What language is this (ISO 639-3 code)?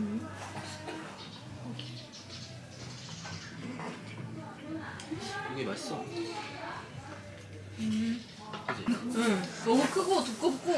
kor